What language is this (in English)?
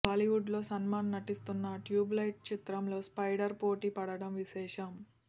Telugu